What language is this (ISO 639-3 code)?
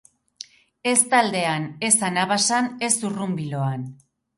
eus